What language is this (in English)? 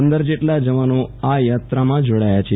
Gujarati